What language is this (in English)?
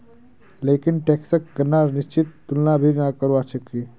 Magahi